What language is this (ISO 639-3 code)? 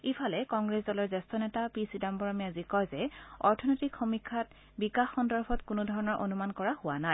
asm